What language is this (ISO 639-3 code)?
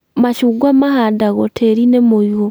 kik